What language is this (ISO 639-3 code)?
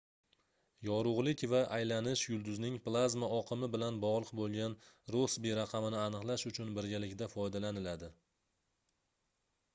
uzb